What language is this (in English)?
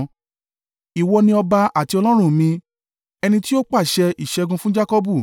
Yoruba